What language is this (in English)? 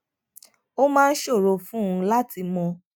Yoruba